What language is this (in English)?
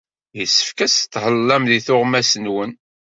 Kabyle